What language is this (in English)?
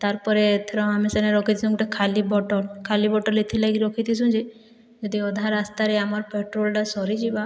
Odia